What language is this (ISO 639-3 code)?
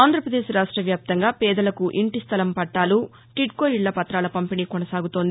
tel